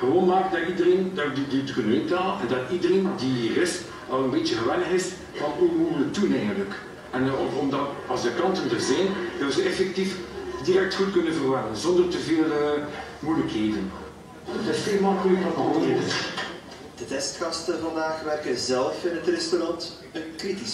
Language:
Dutch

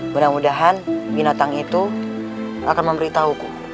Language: Indonesian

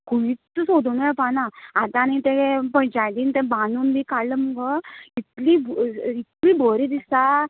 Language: Konkani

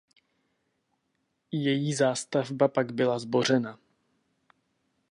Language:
Czech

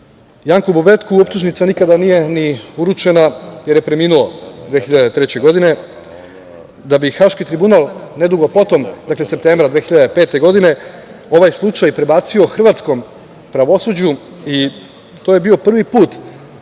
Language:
Serbian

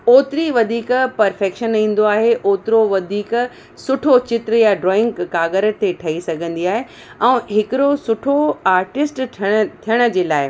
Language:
Sindhi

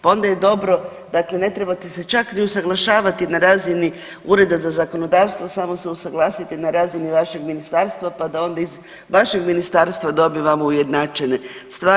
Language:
Croatian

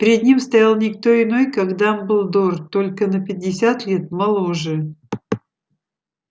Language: Russian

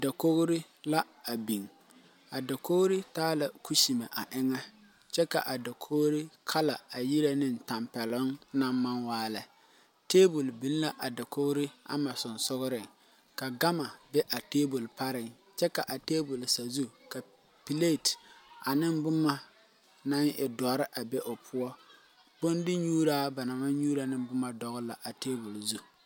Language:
Southern Dagaare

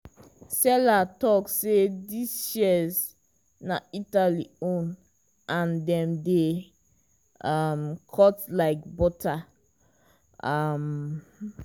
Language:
Nigerian Pidgin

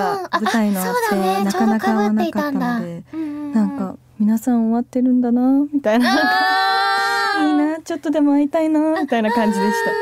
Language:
Japanese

